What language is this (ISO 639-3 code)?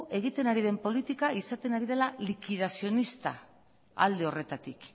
eus